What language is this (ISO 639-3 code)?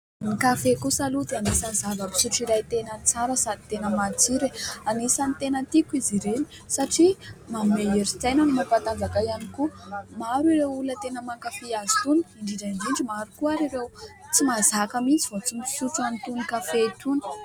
mlg